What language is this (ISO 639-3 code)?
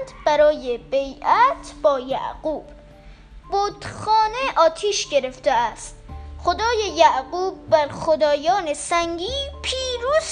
fas